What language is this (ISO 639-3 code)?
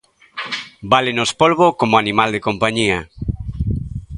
glg